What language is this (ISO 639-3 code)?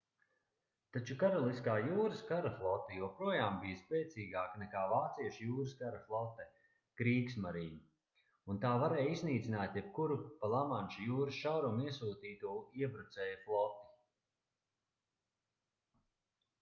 lav